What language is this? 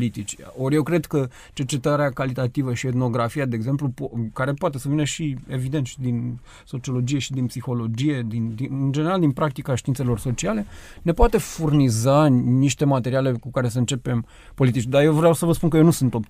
Romanian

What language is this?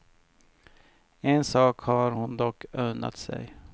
Swedish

